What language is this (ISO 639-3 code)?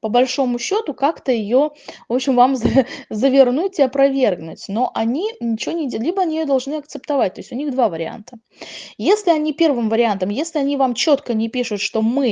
rus